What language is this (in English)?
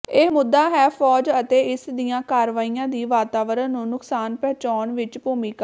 Punjabi